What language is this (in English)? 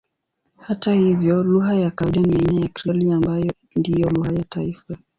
Swahili